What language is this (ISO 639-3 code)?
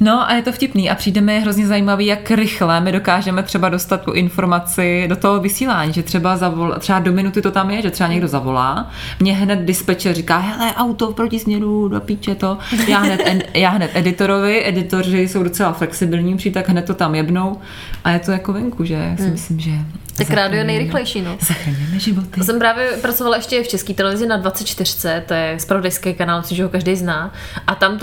ces